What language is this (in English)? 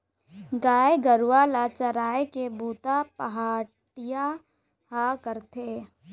Chhattisgarhi